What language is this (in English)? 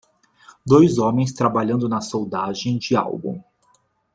Portuguese